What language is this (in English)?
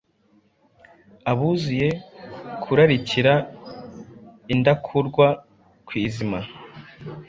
Kinyarwanda